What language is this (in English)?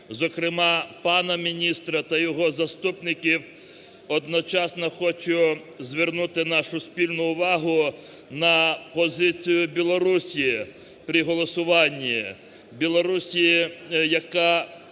Ukrainian